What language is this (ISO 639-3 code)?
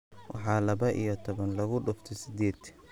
som